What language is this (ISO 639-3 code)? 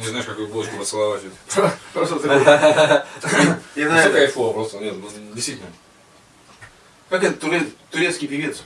rus